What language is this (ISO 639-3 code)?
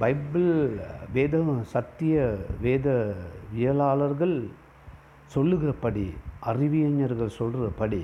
tam